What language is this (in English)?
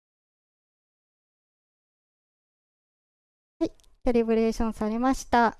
Japanese